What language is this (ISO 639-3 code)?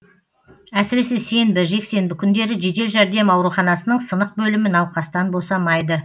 kaz